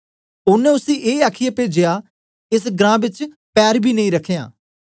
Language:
Dogri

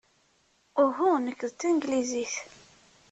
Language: Kabyle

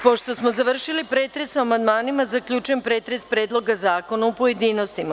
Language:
Serbian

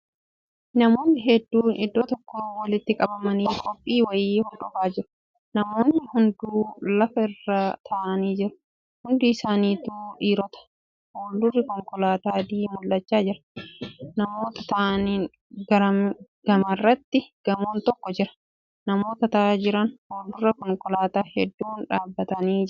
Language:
Oromo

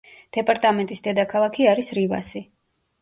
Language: Georgian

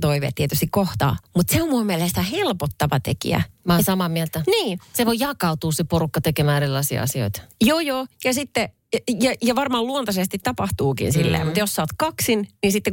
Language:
Finnish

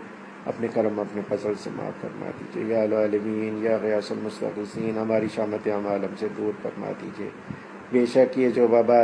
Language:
Urdu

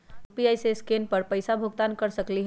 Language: Magahi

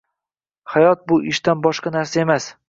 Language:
Uzbek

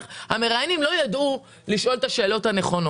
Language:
Hebrew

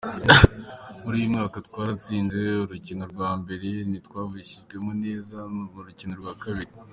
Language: Kinyarwanda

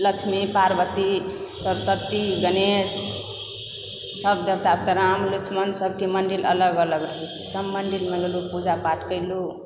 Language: Maithili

